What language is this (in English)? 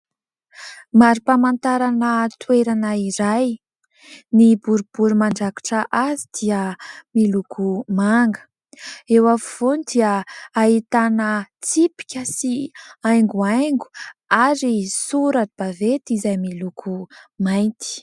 Malagasy